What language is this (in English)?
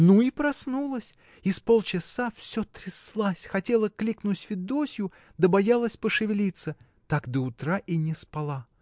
Russian